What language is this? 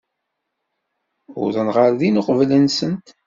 Kabyle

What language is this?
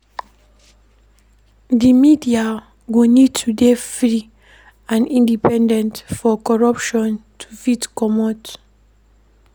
Nigerian Pidgin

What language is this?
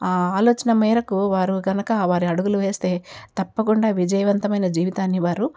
Telugu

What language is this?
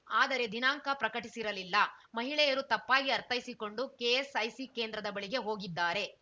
Kannada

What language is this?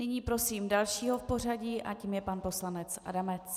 Czech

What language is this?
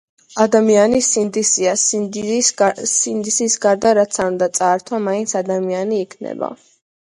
Georgian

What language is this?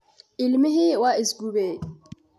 Somali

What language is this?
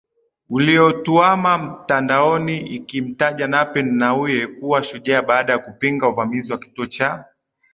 Swahili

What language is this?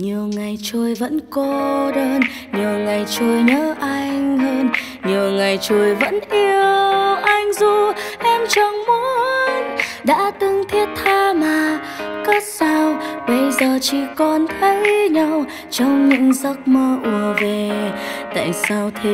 Vietnamese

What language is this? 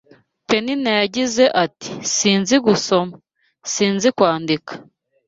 Kinyarwanda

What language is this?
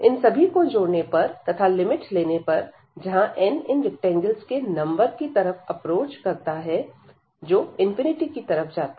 Hindi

